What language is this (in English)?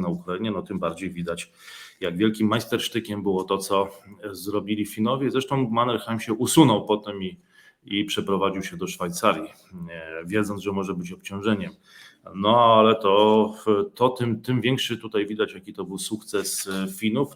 Polish